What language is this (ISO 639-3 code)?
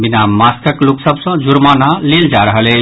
mai